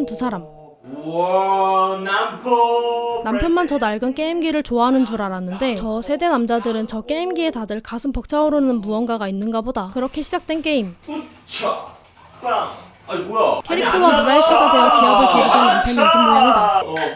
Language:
Korean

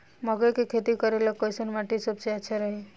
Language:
Bhojpuri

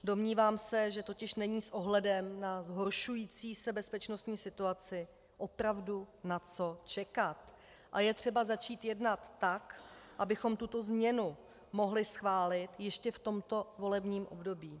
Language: Czech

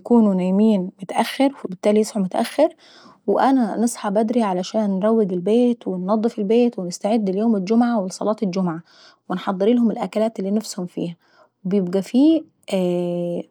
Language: Saidi Arabic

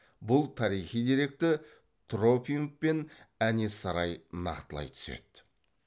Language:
Kazakh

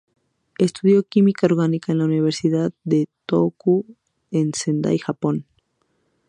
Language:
Spanish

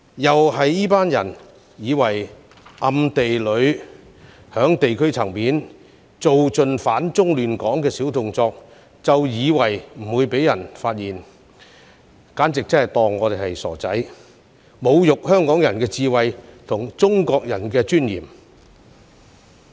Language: Cantonese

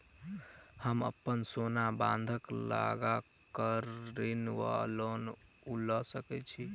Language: Maithili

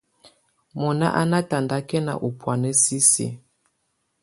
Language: Tunen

